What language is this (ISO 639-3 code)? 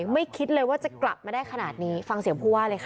tha